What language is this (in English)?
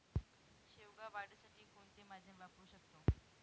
Marathi